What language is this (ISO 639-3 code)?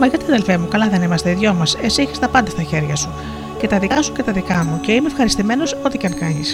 ell